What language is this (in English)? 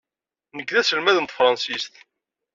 Kabyle